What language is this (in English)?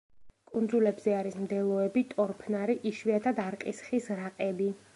Georgian